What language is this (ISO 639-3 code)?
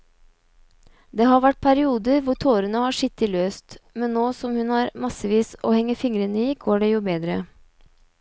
nor